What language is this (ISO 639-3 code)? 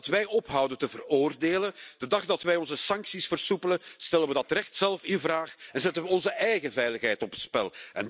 nld